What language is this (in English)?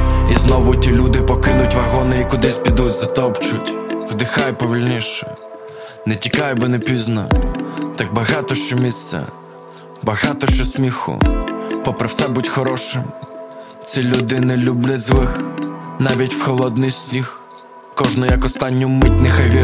Ukrainian